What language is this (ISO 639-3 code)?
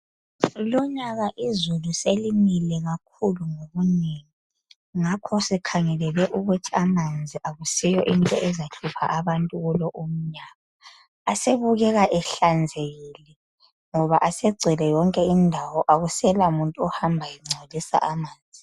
nde